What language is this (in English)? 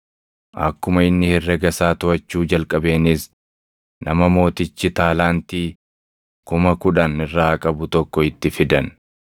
Oromo